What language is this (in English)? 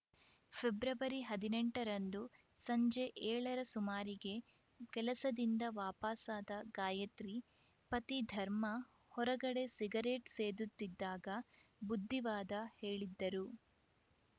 Kannada